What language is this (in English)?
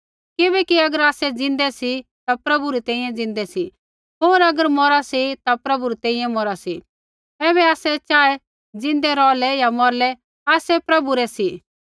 Kullu Pahari